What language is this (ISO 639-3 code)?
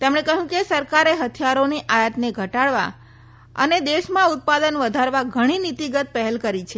guj